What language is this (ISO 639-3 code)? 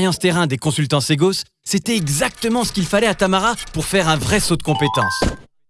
fra